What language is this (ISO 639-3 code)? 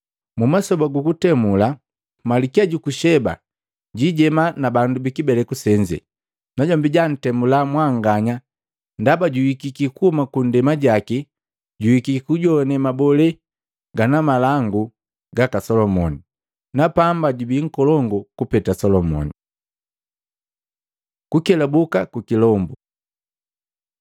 mgv